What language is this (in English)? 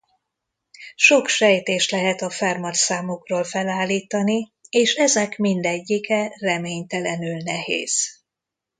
Hungarian